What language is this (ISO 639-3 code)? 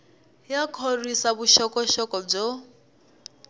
tso